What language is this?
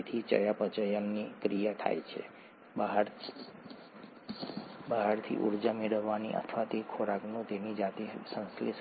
Gujarati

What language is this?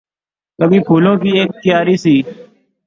Urdu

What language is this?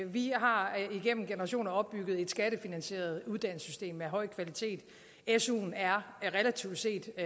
Danish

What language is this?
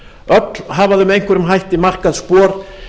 Icelandic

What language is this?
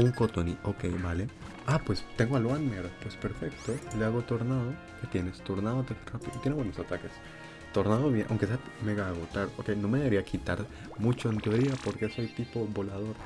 Spanish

